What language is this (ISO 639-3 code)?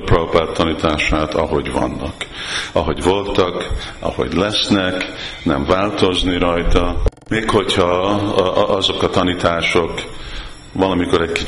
hun